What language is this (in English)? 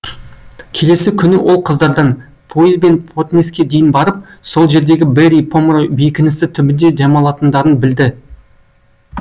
Kazakh